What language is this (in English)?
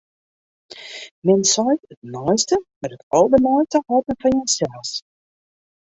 Western Frisian